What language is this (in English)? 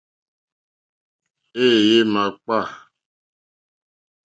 Mokpwe